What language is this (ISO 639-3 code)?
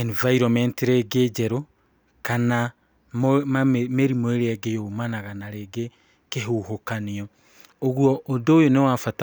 kik